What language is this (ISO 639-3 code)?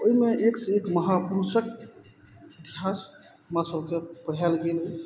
mai